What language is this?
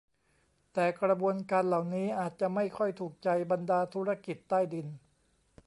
Thai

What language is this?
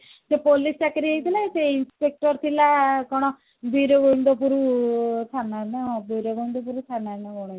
Odia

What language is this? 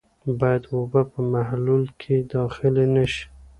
Pashto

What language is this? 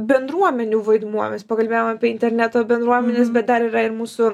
Lithuanian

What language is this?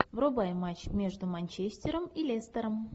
Russian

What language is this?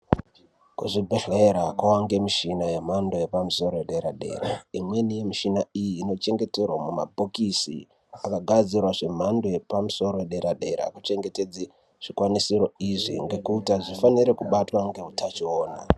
Ndau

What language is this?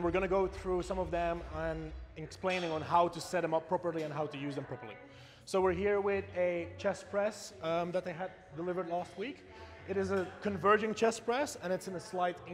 English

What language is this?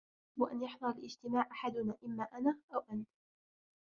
Arabic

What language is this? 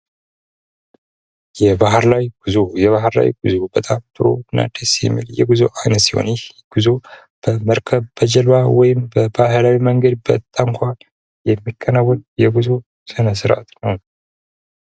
Amharic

